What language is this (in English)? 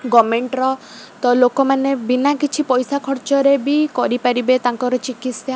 Odia